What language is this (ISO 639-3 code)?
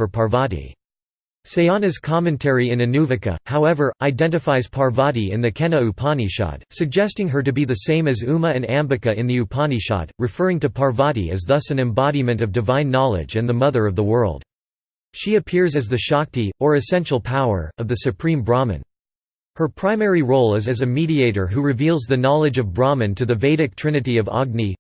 eng